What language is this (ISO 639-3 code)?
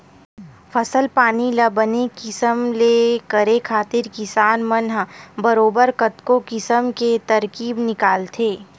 hne